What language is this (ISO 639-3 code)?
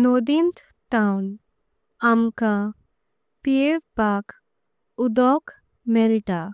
kok